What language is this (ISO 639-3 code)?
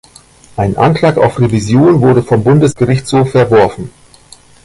deu